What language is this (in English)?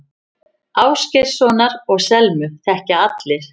Icelandic